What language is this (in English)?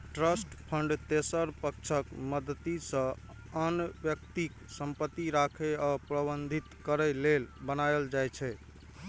Maithili